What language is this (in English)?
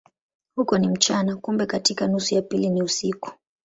Swahili